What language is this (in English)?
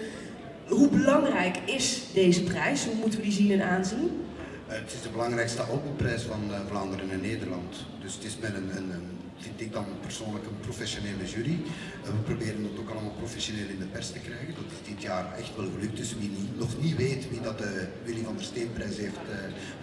Dutch